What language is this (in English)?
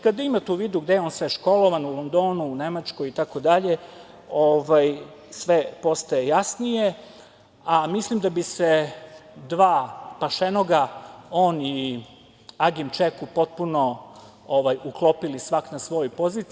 Serbian